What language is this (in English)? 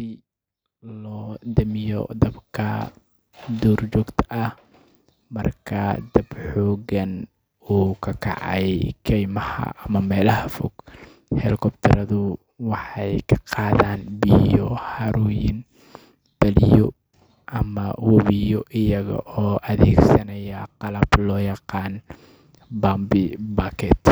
Somali